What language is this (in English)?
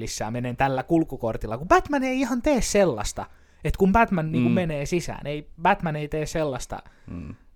Finnish